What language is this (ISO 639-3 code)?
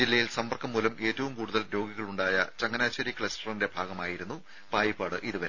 mal